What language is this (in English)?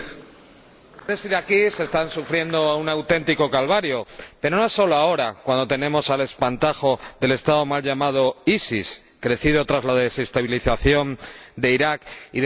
Spanish